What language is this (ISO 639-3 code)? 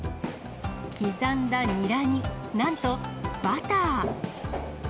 jpn